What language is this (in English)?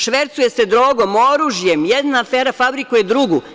Serbian